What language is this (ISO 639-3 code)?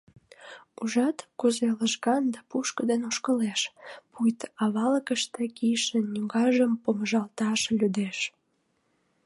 chm